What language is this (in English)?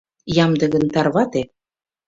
Mari